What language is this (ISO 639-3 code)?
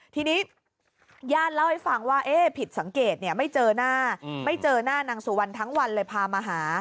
tha